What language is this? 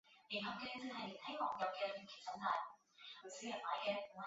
Chinese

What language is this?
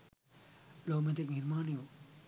Sinhala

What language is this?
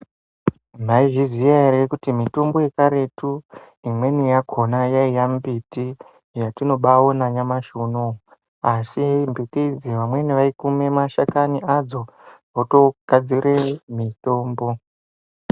Ndau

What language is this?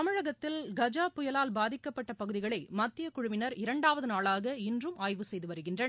Tamil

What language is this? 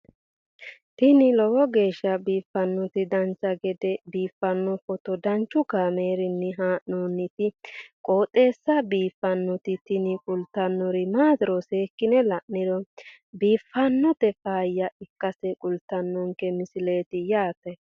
Sidamo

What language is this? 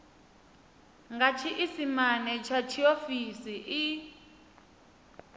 Venda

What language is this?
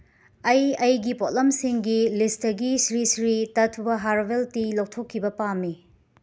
Manipuri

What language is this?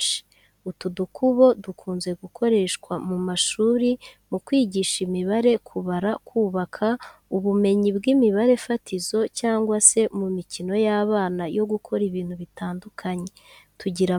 Kinyarwanda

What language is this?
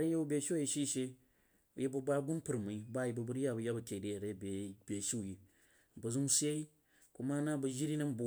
Jiba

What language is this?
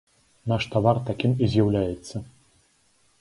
Belarusian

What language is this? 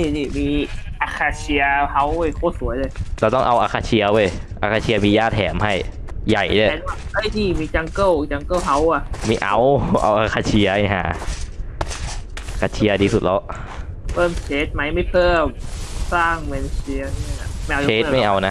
Thai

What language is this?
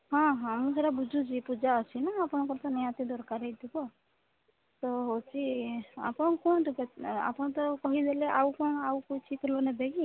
Odia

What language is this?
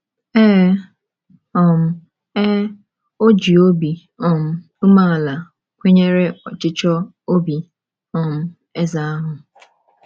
Igbo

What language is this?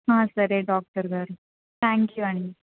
Telugu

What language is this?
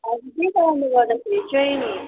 Nepali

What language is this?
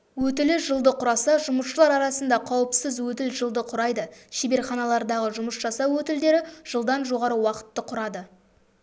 Kazakh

